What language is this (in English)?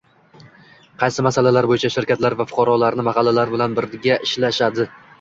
Uzbek